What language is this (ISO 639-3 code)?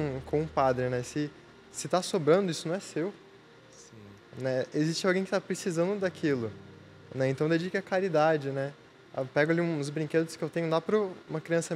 por